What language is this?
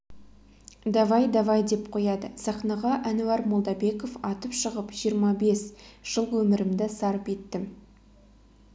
Kazakh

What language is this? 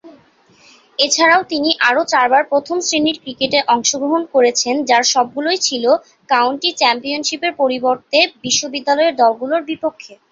Bangla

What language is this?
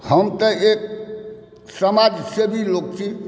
Maithili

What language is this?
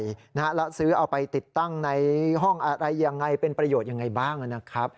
Thai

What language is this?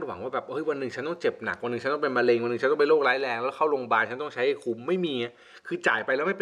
Thai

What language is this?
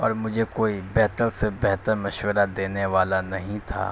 Urdu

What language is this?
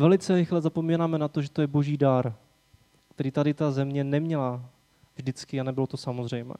Czech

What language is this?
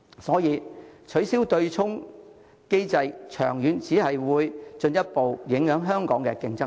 Cantonese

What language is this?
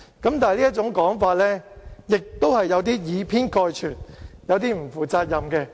Cantonese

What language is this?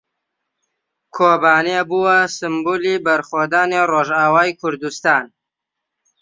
Central Kurdish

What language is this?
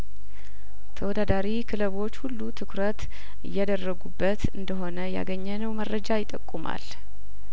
Amharic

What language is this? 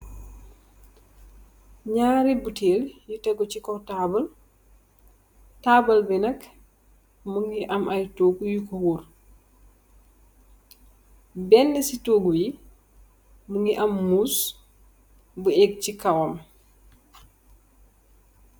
Wolof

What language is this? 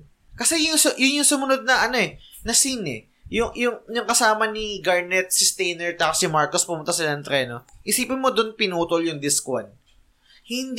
Filipino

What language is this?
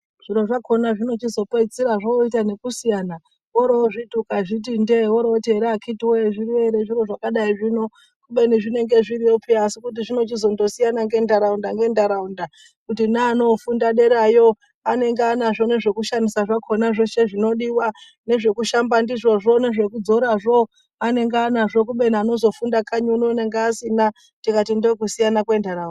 Ndau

